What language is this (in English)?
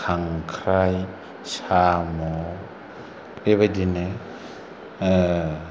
Bodo